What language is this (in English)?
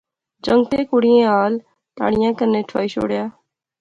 Pahari-Potwari